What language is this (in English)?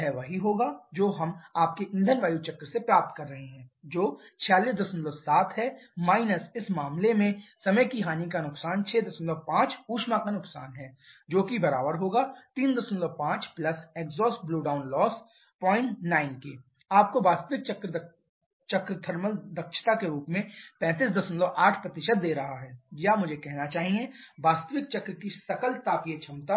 Hindi